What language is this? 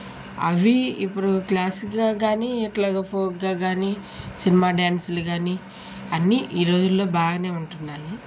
Telugu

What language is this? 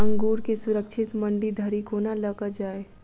Maithili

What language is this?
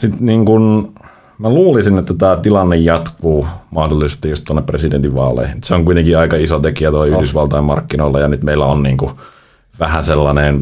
Finnish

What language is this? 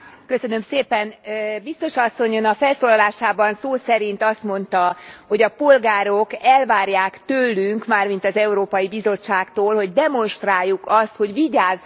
Hungarian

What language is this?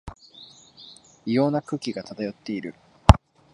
Japanese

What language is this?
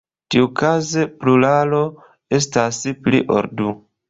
Esperanto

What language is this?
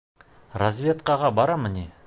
Bashkir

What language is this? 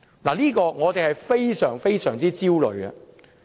Cantonese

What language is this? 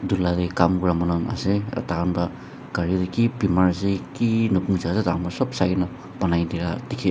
Naga Pidgin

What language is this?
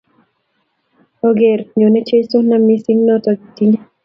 Kalenjin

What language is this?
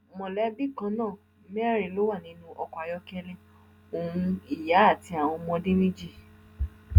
Yoruba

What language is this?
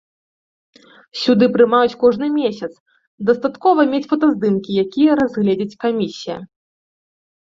Belarusian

